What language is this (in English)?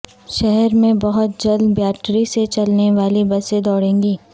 Urdu